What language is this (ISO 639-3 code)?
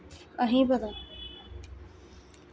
doi